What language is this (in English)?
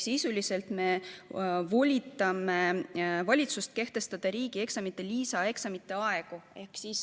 Estonian